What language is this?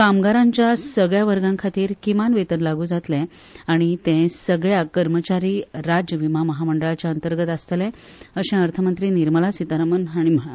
Konkani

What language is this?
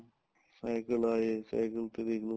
Punjabi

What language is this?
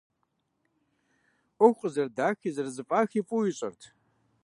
Kabardian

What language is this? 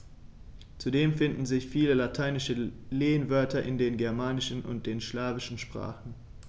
German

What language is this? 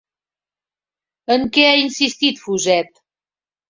Catalan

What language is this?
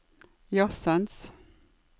Norwegian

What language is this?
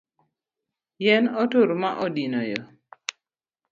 Luo (Kenya and Tanzania)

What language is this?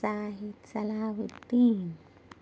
Urdu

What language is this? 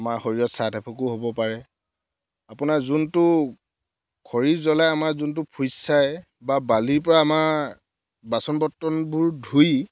Assamese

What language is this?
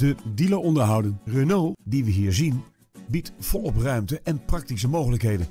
Dutch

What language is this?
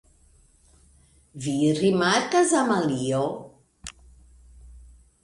Esperanto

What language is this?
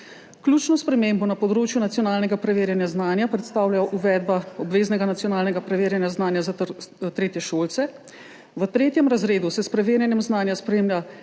Slovenian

